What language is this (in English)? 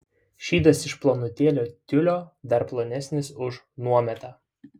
Lithuanian